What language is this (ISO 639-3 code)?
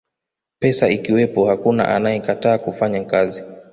swa